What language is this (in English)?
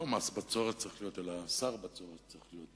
Hebrew